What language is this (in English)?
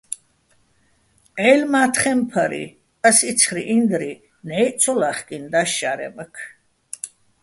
Bats